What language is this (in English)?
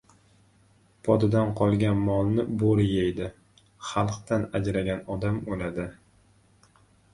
Uzbek